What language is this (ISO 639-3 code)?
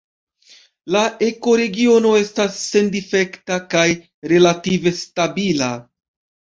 epo